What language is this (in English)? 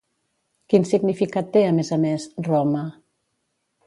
Catalan